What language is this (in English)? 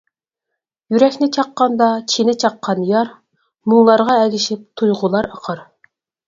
Uyghur